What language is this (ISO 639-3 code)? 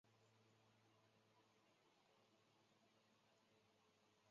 zho